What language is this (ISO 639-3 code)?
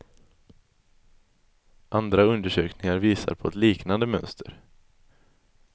swe